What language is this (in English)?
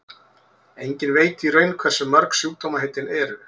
Icelandic